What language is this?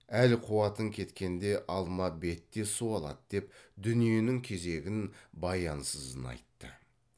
Kazakh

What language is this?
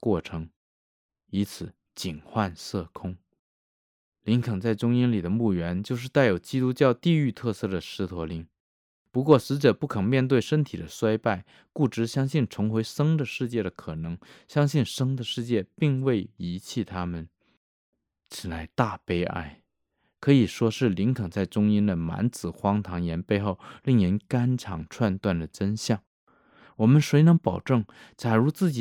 Chinese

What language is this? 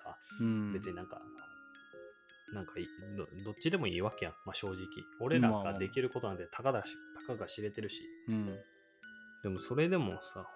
Japanese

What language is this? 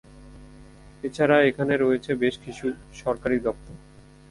Bangla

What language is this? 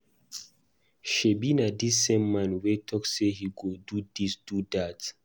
Nigerian Pidgin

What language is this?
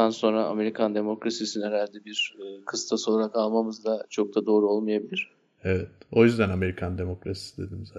Turkish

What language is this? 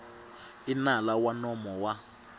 Tsonga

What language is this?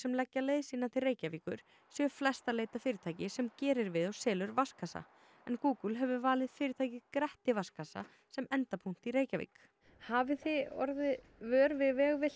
Icelandic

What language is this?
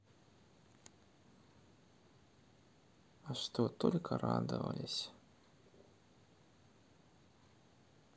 Russian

